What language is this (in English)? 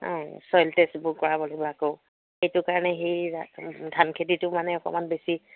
Assamese